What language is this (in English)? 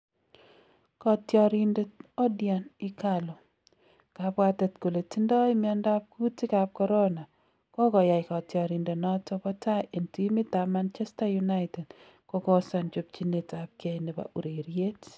Kalenjin